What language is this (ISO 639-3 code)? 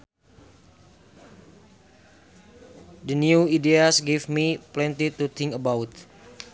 sun